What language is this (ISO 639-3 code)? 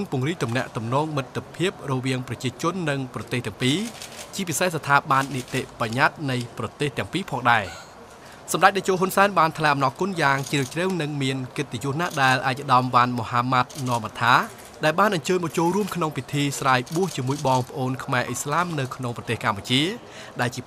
tha